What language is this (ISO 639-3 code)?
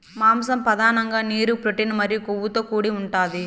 tel